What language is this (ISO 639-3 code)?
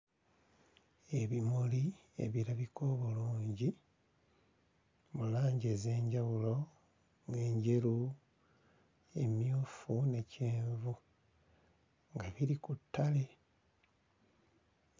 lug